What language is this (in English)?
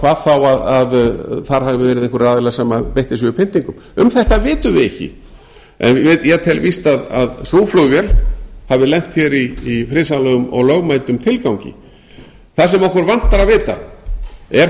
Icelandic